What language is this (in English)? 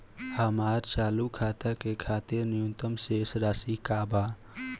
Bhojpuri